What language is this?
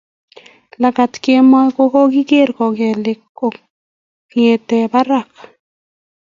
Kalenjin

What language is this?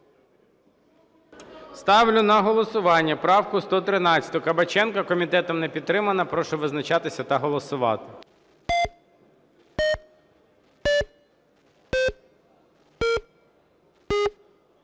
Ukrainian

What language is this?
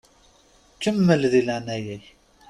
Kabyle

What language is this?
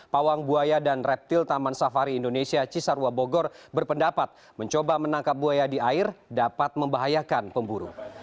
Indonesian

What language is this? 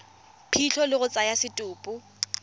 Tswana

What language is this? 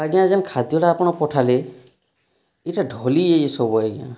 Odia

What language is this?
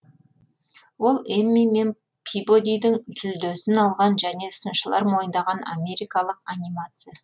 Kazakh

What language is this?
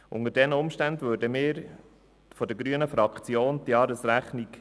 Swiss German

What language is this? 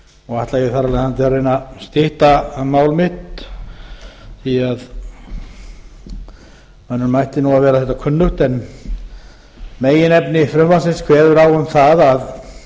Icelandic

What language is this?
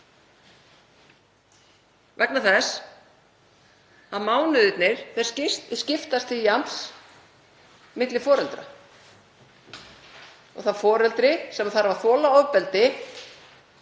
Icelandic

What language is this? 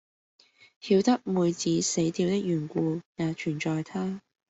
Cantonese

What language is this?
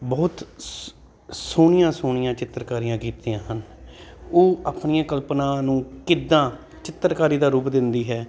Punjabi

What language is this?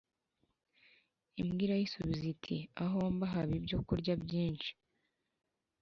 Kinyarwanda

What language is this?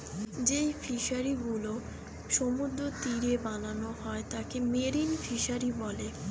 Bangla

